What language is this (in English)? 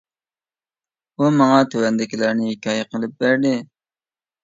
Uyghur